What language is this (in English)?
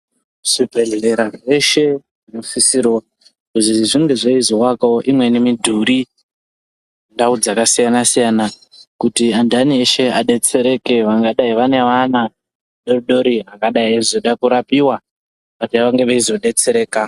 Ndau